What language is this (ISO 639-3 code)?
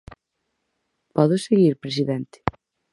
glg